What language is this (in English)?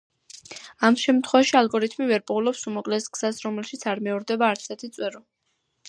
Georgian